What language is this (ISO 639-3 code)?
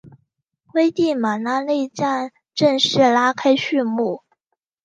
zho